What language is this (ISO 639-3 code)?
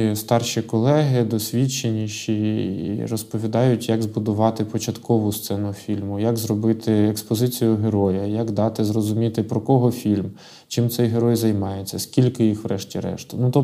ukr